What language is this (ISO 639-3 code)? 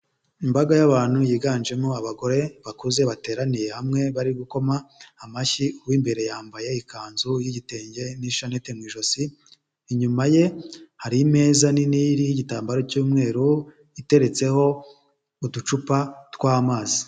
kin